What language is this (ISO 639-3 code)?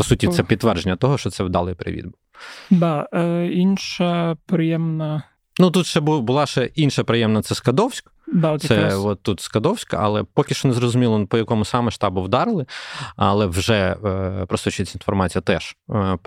ukr